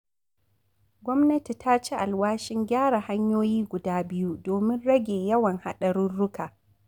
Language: Hausa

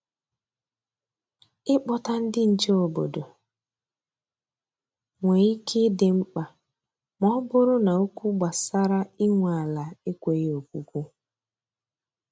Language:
Igbo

